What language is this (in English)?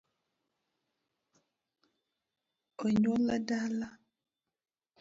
Luo (Kenya and Tanzania)